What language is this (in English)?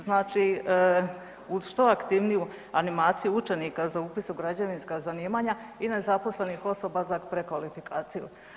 Croatian